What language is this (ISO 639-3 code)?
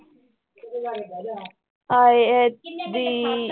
pan